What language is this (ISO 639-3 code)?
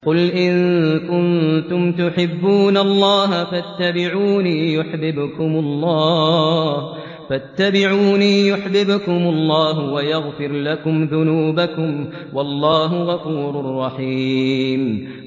ara